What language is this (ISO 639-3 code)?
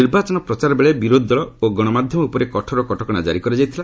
ori